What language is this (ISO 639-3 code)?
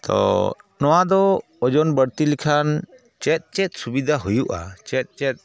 sat